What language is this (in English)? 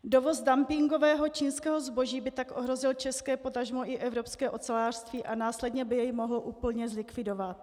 Czech